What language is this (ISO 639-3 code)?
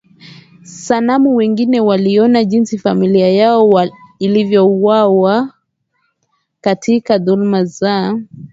swa